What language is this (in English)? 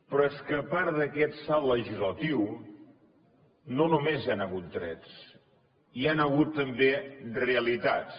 Catalan